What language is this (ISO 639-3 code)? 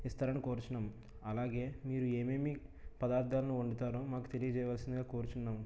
tel